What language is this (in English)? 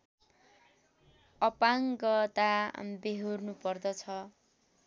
Nepali